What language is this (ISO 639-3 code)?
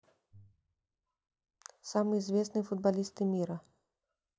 rus